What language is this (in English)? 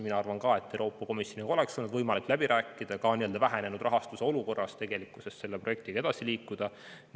Estonian